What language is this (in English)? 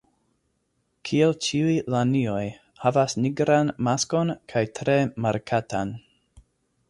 Esperanto